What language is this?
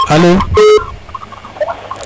Serer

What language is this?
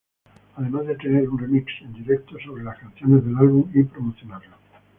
Spanish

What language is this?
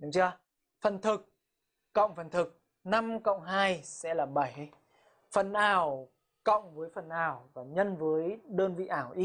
Vietnamese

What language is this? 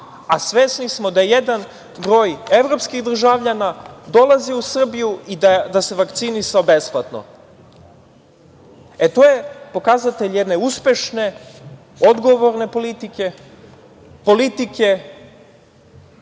Serbian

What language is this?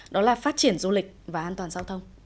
Vietnamese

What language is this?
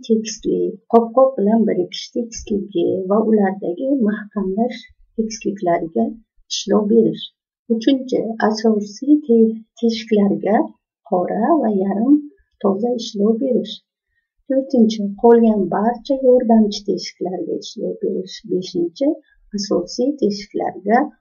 Turkish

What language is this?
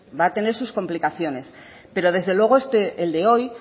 Spanish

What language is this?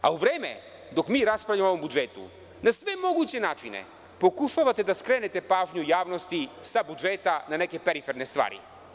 Serbian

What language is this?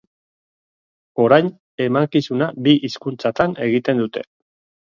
Basque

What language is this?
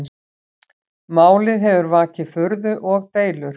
Icelandic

